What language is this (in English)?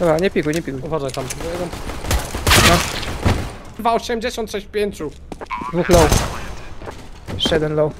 Polish